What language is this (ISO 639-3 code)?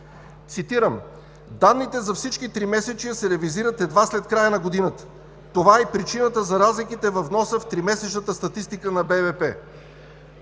bul